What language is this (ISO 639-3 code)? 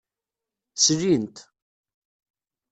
kab